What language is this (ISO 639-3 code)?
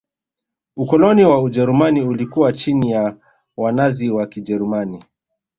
swa